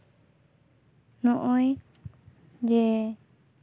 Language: Santali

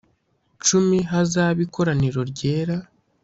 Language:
Kinyarwanda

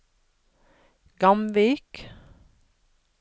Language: Norwegian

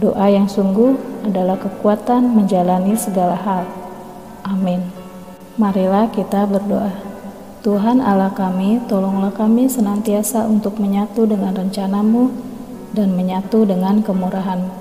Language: Indonesian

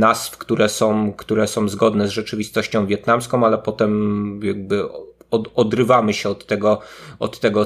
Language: Polish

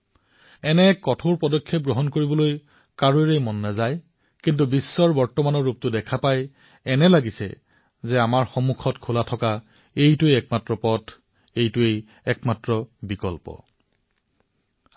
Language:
Assamese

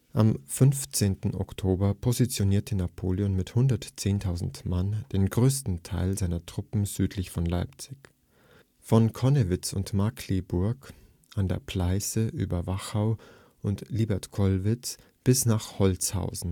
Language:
German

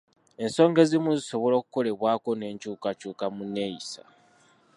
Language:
Ganda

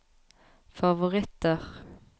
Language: Norwegian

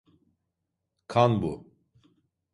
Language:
Turkish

